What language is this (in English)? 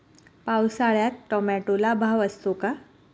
Marathi